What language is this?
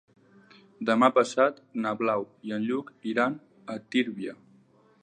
Catalan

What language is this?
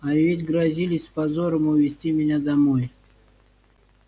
Russian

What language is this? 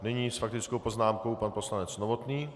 Czech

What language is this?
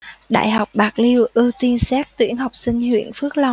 Vietnamese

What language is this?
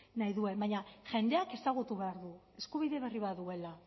Basque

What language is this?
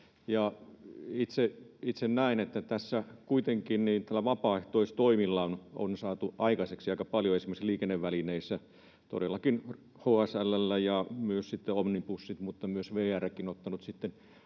Finnish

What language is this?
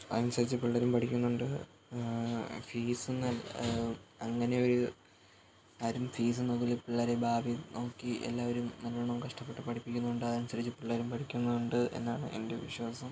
Malayalam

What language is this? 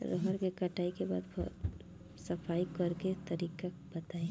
Bhojpuri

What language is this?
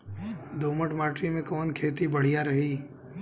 Bhojpuri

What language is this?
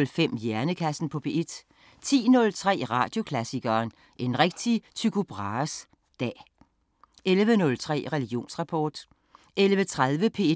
Danish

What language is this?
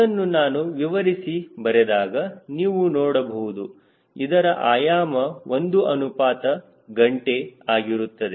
Kannada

